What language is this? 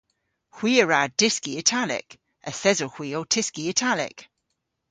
Cornish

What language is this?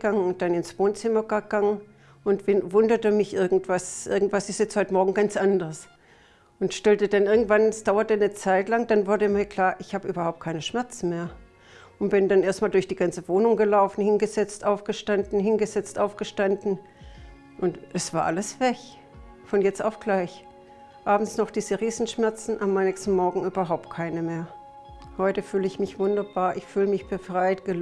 German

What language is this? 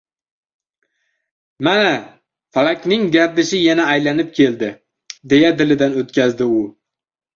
Uzbek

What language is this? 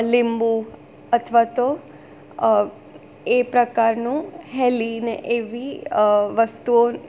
Gujarati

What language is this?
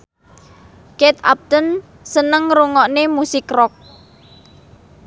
Javanese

